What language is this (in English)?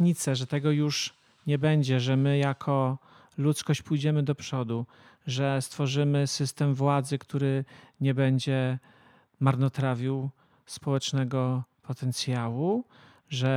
Polish